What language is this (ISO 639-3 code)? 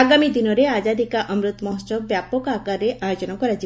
ori